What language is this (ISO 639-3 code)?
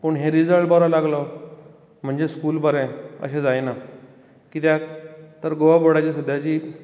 kok